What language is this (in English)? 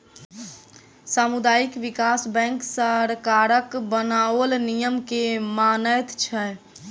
Maithili